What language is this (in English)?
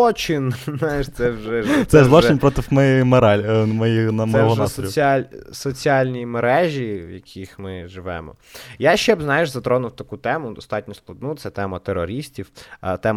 Ukrainian